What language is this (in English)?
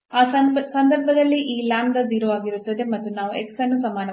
Kannada